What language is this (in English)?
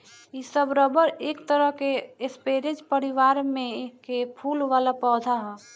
Bhojpuri